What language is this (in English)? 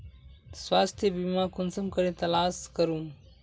Magahi